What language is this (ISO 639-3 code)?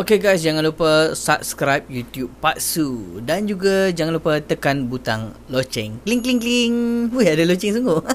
msa